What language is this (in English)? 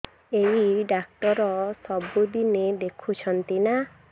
Odia